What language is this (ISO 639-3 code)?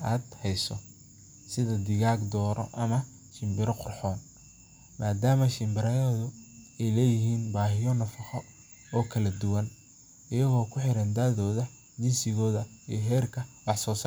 som